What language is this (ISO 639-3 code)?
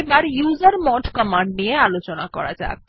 ben